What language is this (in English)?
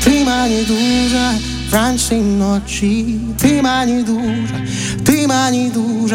Ukrainian